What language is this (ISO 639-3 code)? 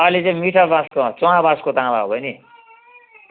nep